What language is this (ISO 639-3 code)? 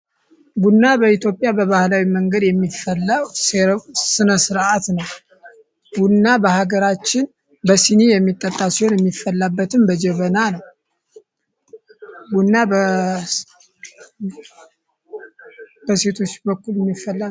amh